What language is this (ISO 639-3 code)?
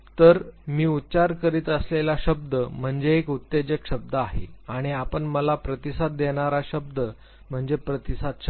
mar